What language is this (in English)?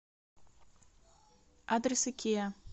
Russian